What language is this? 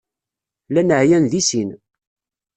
Kabyle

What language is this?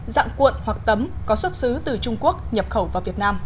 Vietnamese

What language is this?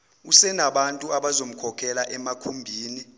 Zulu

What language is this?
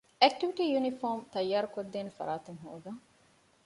Divehi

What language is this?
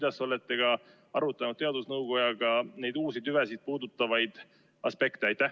Estonian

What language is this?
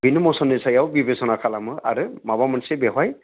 Bodo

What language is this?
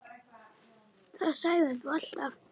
Icelandic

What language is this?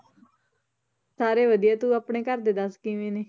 Punjabi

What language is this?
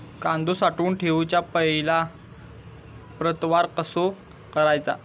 Marathi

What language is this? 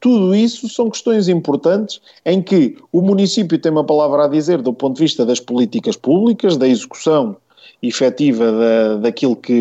Portuguese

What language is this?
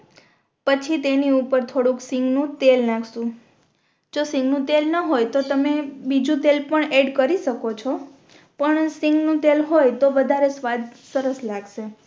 Gujarati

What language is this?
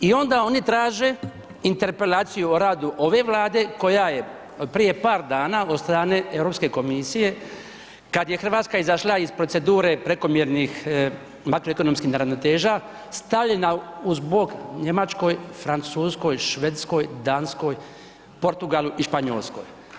Croatian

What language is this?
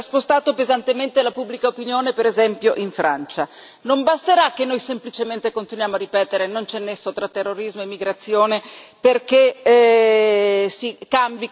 Italian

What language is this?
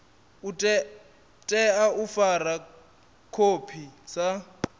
Venda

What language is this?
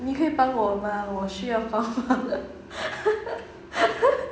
English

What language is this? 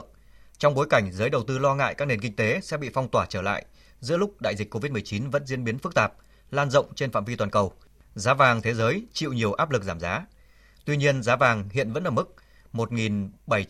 Vietnamese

